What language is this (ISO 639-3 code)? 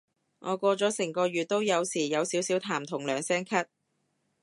yue